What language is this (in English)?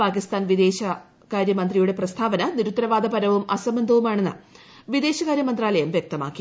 Malayalam